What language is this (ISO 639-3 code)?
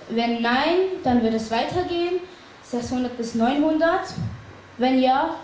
deu